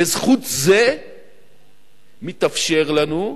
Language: Hebrew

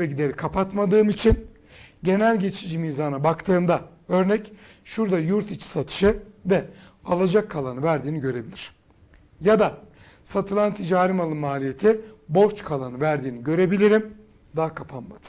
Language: Turkish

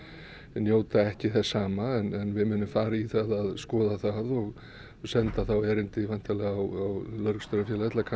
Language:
Icelandic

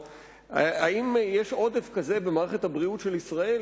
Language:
Hebrew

